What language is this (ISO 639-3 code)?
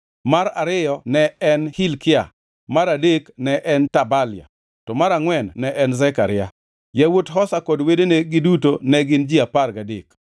luo